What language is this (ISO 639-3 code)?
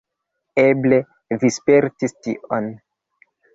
epo